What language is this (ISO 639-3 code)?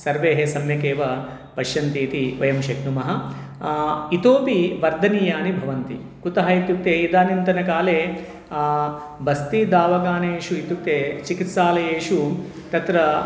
san